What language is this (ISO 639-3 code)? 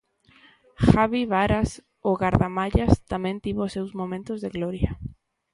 glg